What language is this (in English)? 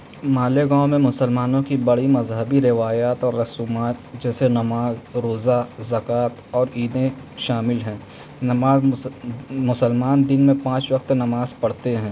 Urdu